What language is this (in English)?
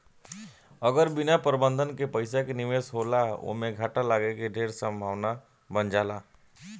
Bhojpuri